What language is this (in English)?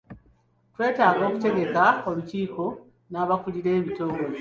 Ganda